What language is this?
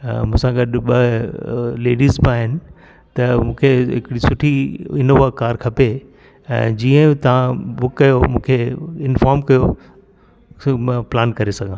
Sindhi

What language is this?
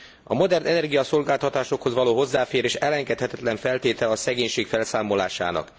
Hungarian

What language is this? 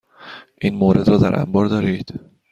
Persian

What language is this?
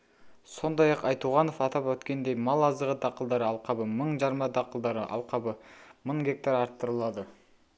Kazakh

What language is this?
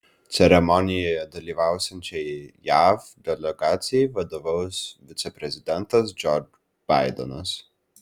Lithuanian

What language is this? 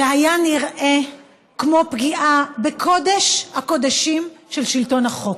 Hebrew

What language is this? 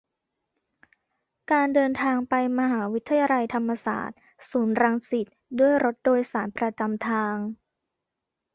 Thai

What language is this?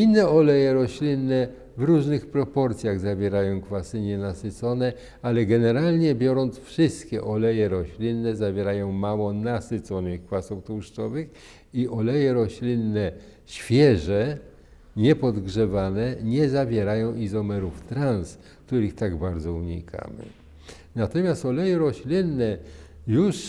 Polish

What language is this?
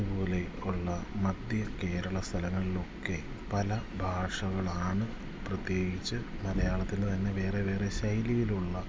Malayalam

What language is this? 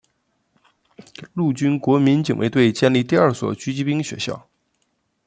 Chinese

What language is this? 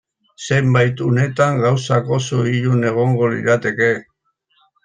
Basque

